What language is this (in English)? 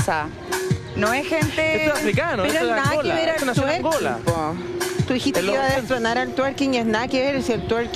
Spanish